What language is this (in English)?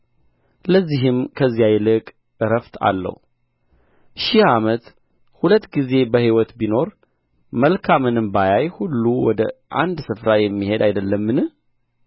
Amharic